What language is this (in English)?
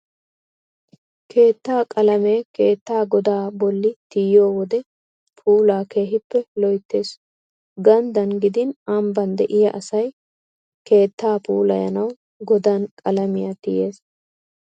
Wolaytta